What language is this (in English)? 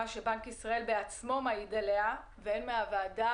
Hebrew